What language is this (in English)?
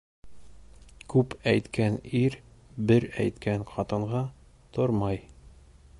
Bashkir